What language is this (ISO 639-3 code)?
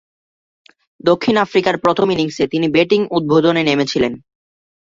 ben